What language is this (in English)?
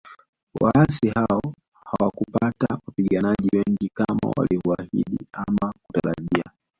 Swahili